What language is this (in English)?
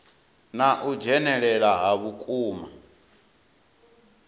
Venda